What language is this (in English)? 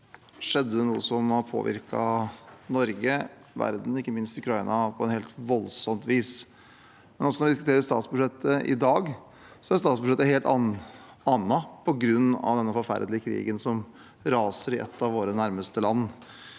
Norwegian